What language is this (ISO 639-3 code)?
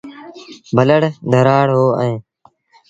sbn